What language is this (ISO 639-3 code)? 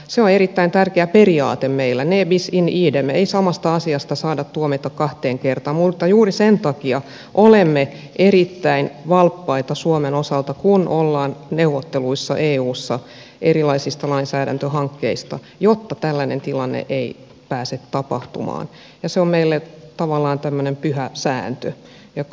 fin